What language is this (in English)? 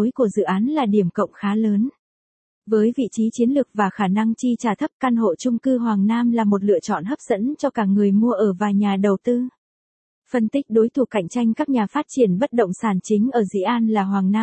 Vietnamese